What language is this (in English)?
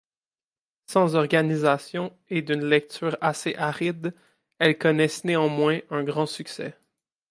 French